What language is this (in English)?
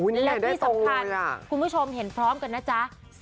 Thai